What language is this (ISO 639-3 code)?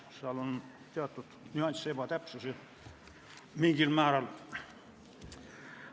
est